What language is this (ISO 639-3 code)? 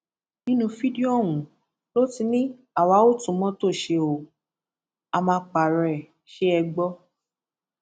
yor